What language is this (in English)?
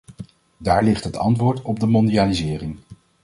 Dutch